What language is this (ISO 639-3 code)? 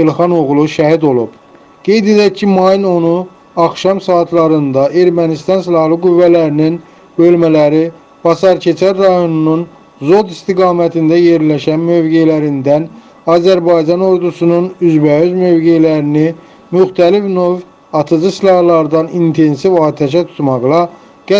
tur